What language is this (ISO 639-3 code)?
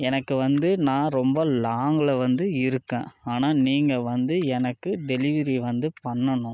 tam